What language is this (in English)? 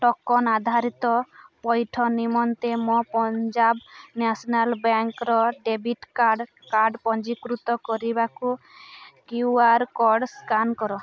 Odia